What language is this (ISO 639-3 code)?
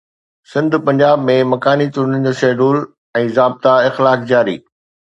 snd